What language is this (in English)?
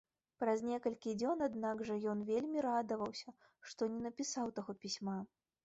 Belarusian